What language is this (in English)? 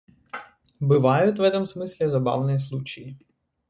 Russian